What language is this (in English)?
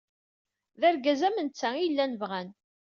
Kabyle